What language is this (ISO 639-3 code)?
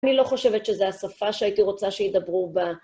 heb